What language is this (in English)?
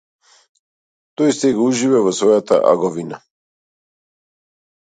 Macedonian